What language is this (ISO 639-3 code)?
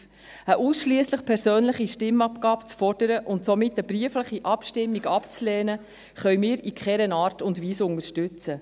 gsw